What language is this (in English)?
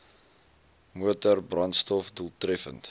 Afrikaans